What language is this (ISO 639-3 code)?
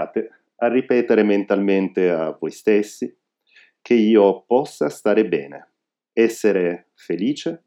ita